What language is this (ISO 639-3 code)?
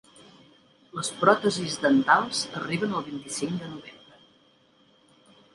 cat